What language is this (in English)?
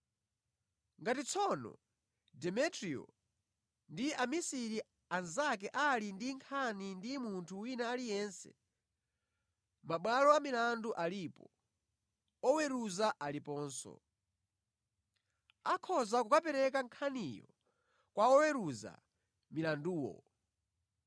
Nyanja